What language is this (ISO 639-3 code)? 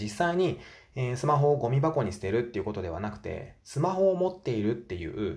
jpn